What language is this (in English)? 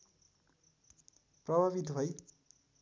Nepali